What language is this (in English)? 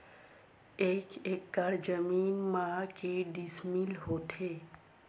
Chhattisgarhi